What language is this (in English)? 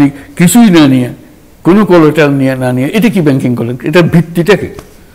Bangla